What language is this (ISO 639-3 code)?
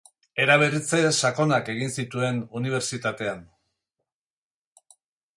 eus